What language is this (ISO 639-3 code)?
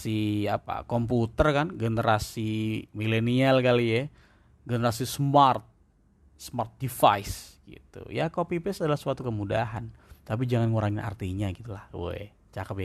ind